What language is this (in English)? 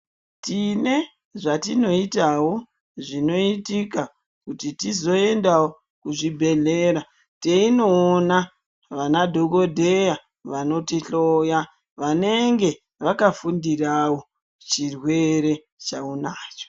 Ndau